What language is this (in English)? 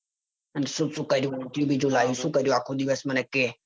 Gujarati